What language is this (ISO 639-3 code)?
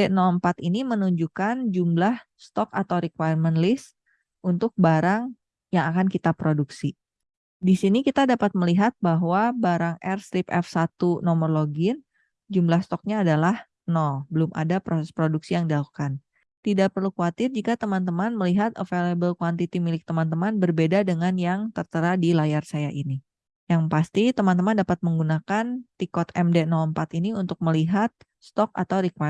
ind